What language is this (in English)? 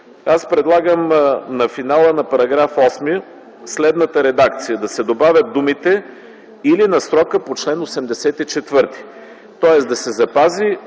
Bulgarian